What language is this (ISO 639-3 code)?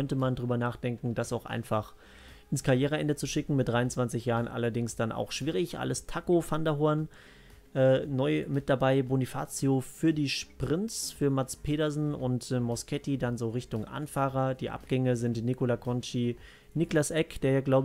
deu